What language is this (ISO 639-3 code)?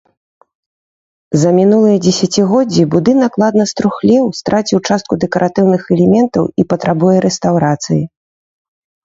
bel